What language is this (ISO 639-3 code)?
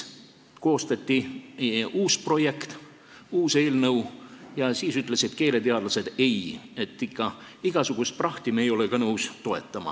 est